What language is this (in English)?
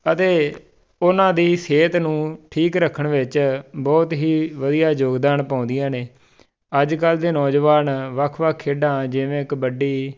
Punjabi